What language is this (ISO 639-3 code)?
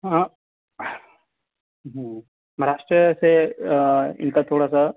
urd